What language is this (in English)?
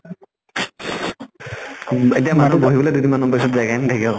Assamese